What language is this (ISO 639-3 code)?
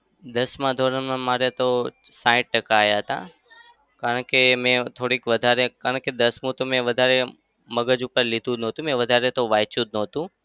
guj